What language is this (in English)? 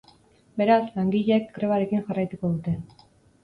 Basque